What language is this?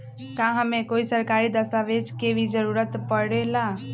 Magahi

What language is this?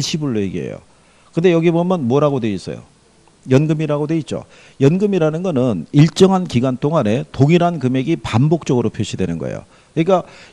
Korean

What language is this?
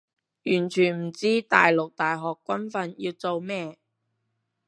Cantonese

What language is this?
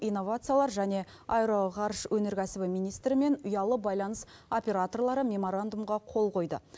Kazakh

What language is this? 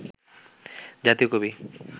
Bangla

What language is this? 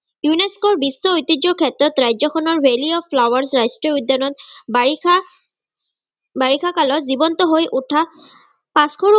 Assamese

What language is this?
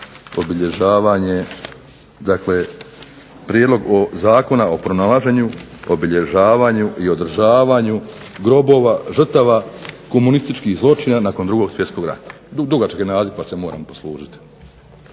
Croatian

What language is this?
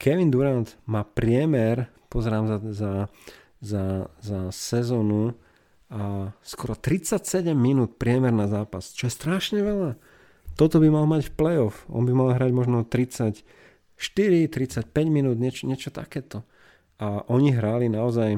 Slovak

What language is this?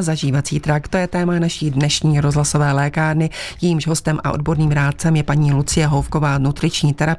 Czech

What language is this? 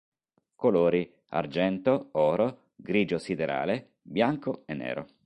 Italian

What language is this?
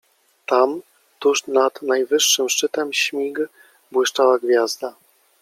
Polish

